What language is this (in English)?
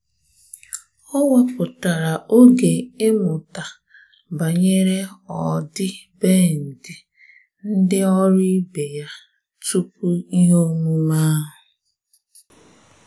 Igbo